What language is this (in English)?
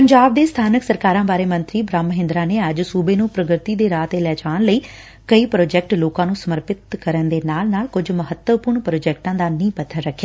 Punjabi